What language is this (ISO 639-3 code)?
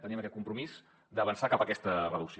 cat